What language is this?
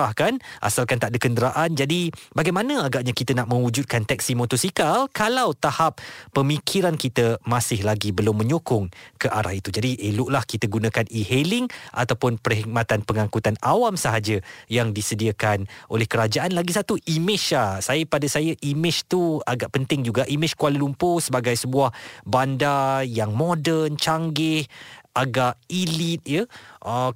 Malay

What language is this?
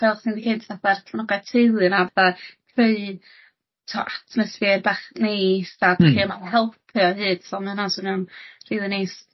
Welsh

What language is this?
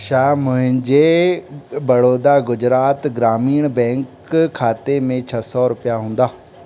Sindhi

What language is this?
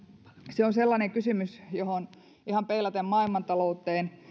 Finnish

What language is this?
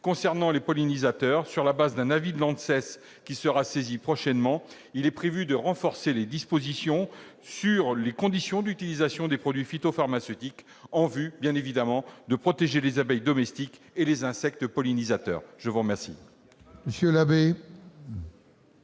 French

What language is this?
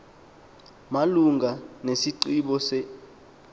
Xhosa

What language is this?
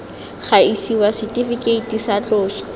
Tswana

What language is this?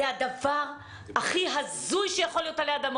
Hebrew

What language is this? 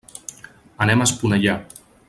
Catalan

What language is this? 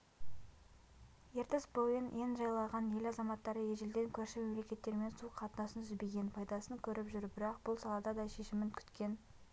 Kazakh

